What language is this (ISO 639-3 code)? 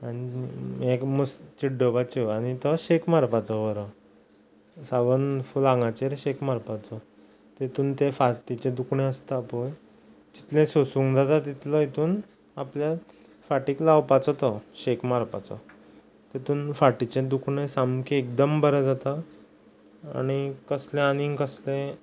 kok